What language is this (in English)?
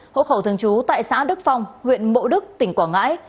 Vietnamese